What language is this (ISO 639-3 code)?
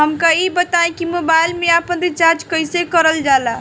bho